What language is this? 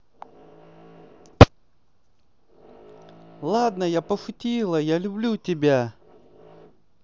Russian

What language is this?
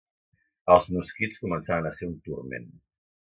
Catalan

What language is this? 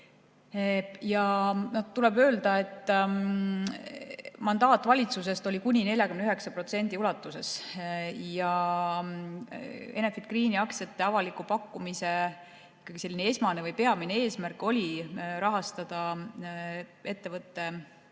Estonian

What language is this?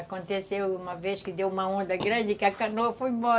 Portuguese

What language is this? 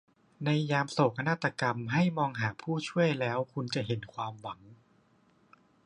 Thai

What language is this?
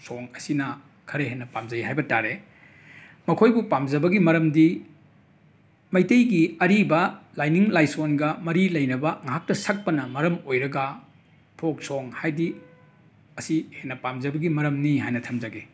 Manipuri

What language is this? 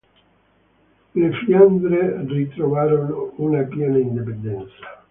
Italian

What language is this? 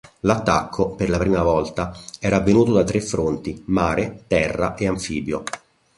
Italian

